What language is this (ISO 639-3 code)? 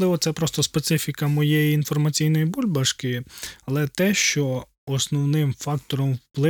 ukr